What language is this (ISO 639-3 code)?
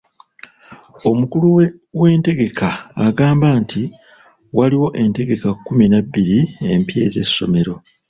lug